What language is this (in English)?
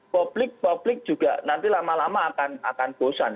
Indonesian